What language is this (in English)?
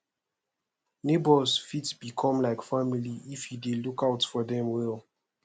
Nigerian Pidgin